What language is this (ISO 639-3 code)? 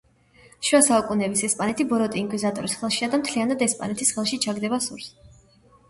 kat